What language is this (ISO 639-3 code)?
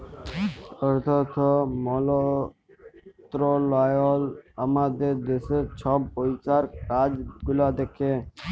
ben